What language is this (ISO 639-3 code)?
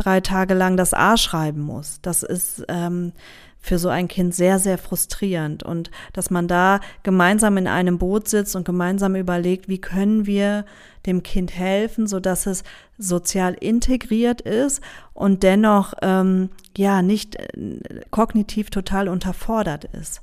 deu